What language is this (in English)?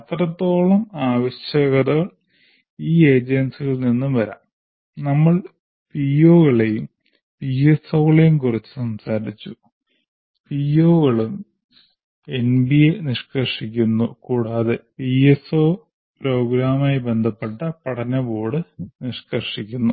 Malayalam